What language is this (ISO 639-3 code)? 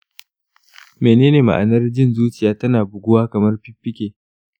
hau